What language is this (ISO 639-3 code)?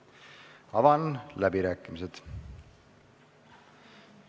est